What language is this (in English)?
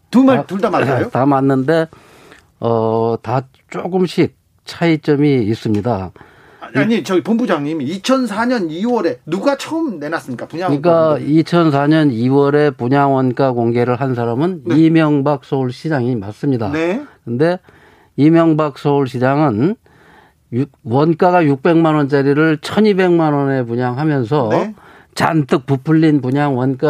Korean